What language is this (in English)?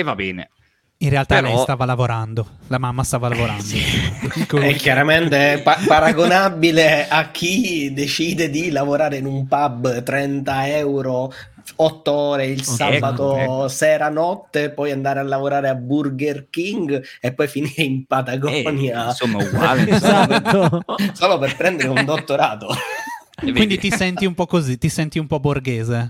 Italian